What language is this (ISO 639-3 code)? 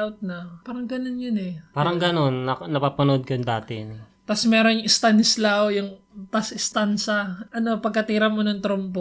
fil